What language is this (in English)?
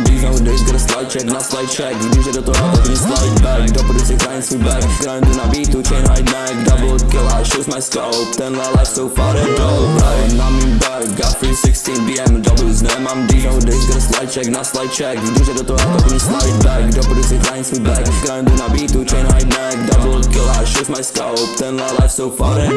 Czech